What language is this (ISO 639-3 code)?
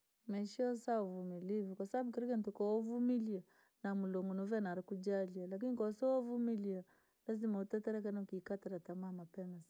lag